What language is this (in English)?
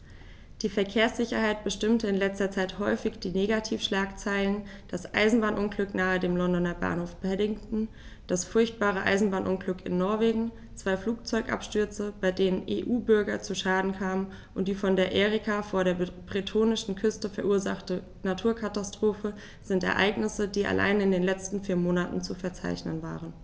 German